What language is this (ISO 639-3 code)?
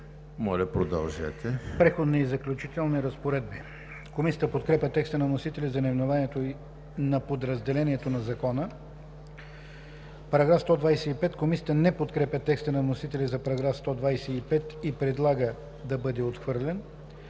bul